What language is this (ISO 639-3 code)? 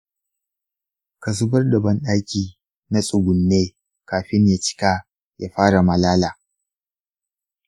hau